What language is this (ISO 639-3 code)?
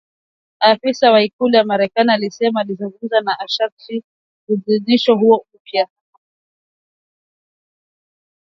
swa